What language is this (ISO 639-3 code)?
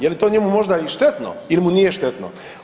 hrv